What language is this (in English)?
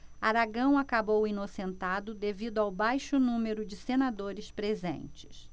Portuguese